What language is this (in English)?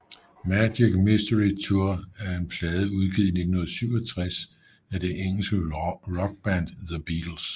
Danish